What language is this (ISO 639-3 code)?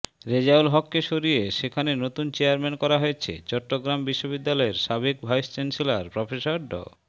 ben